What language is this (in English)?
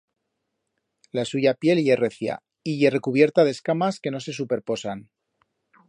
Aragonese